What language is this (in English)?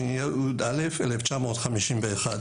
Hebrew